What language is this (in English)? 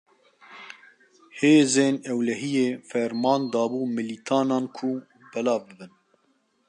Kurdish